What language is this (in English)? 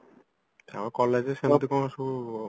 Odia